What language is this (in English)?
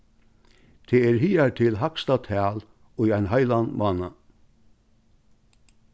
Faroese